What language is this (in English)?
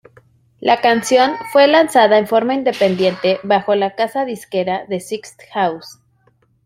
Spanish